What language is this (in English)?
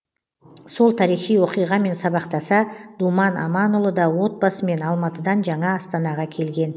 Kazakh